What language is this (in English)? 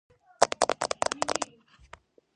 Georgian